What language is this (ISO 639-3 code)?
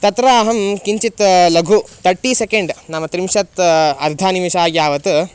san